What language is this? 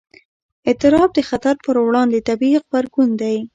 Pashto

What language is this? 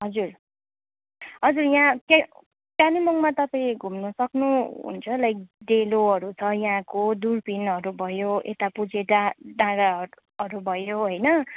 Nepali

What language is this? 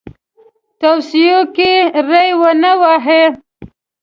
Pashto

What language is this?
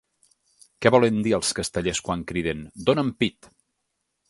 Catalan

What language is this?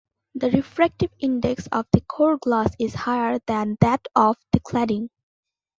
English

